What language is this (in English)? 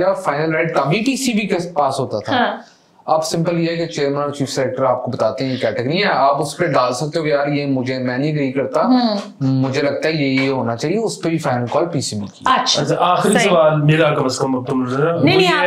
Hindi